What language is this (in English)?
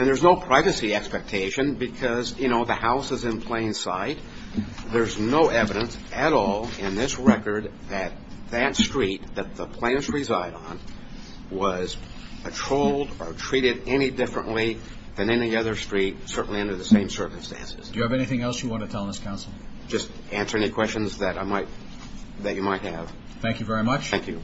English